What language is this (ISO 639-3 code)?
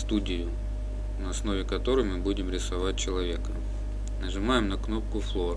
rus